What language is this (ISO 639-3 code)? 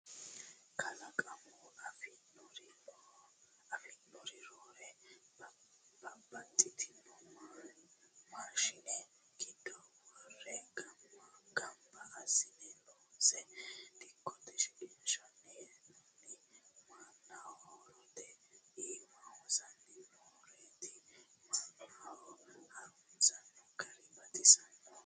sid